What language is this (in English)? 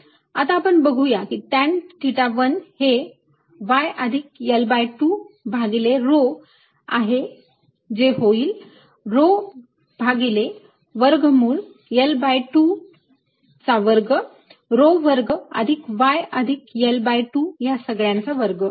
Marathi